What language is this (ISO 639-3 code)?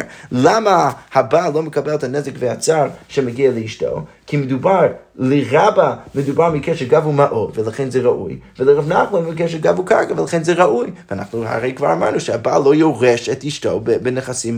heb